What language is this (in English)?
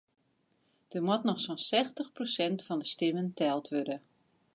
Western Frisian